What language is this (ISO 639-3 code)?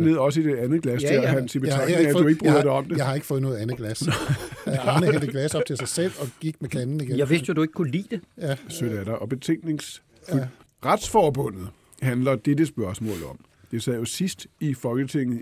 dan